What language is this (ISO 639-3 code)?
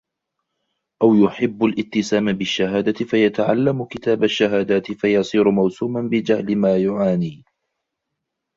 ara